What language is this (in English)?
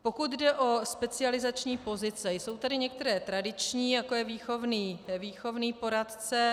Czech